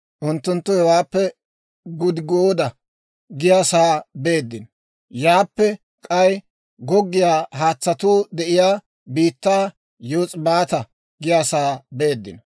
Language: Dawro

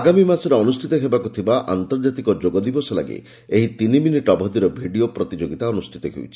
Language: Odia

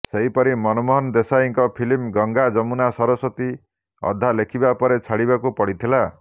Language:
Odia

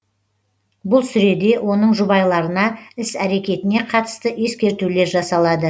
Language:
Kazakh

